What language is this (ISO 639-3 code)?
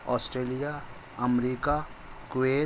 urd